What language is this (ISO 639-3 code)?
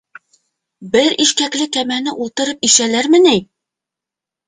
bak